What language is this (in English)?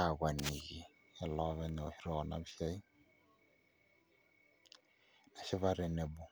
Masai